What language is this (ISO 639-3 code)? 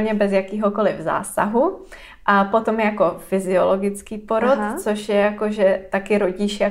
ces